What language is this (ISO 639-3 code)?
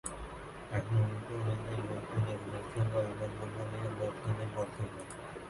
ben